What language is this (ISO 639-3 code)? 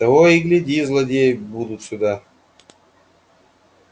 rus